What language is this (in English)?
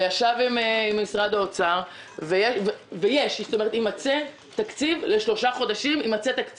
Hebrew